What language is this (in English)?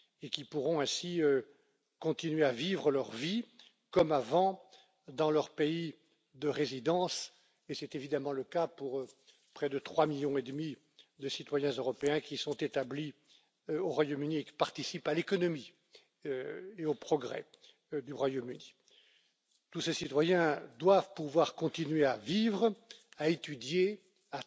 French